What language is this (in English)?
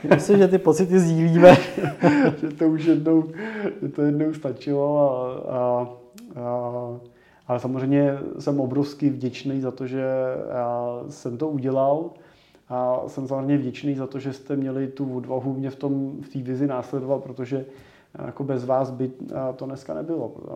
Czech